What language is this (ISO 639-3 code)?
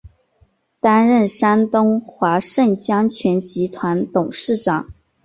zho